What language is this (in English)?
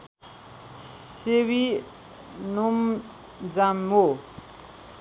Nepali